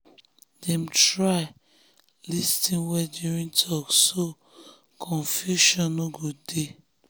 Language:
Nigerian Pidgin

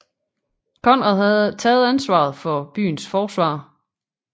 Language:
Danish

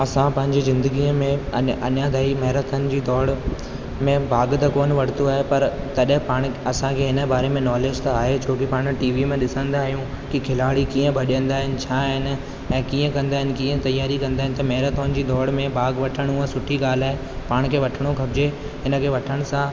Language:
Sindhi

